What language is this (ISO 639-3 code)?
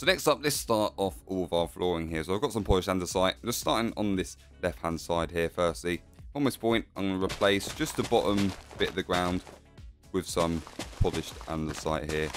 eng